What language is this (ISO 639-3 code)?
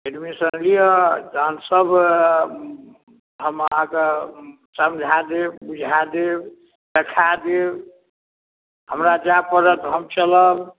mai